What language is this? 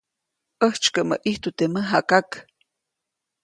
Copainalá Zoque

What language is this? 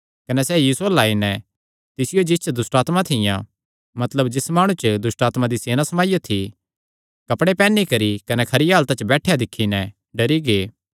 Kangri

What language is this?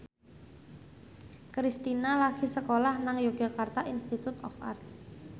Javanese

